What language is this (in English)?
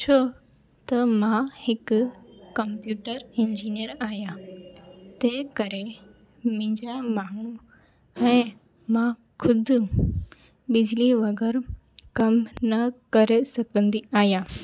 Sindhi